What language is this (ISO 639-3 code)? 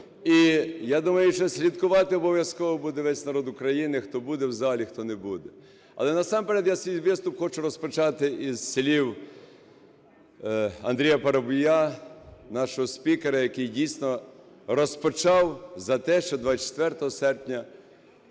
ukr